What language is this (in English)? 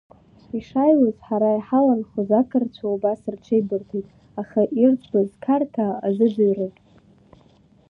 Abkhazian